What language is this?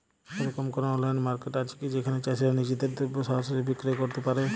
Bangla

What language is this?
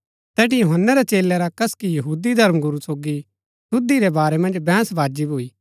Gaddi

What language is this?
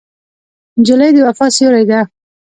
Pashto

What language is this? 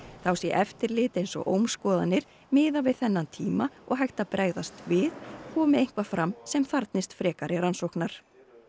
Icelandic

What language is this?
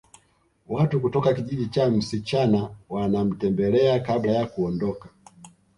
Swahili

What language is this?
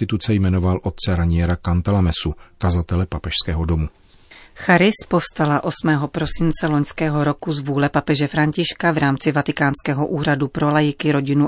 Czech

